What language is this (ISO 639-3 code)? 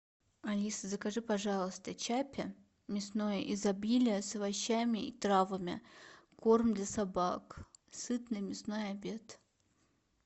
rus